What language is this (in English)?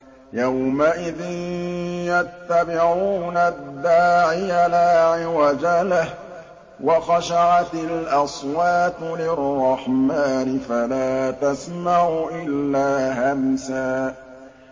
Arabic